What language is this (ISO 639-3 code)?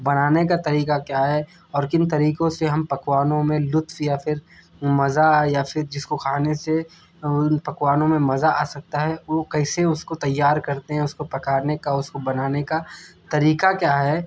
urd